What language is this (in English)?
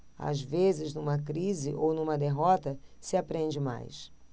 Portuguese